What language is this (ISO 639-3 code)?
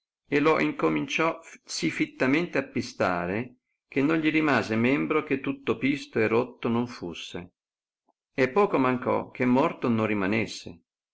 ita